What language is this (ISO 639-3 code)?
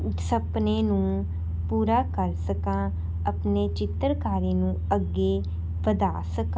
pan